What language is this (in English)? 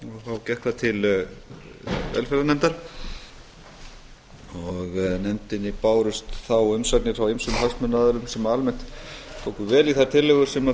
Icelandic